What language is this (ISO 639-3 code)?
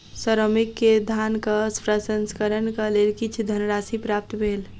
mai